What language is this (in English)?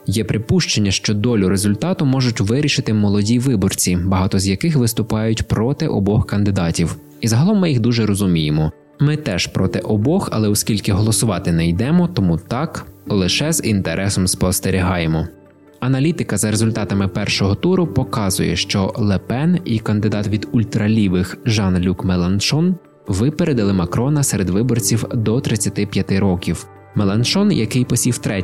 Ukrainian